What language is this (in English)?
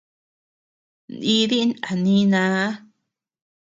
Tepeuxila Cuicatec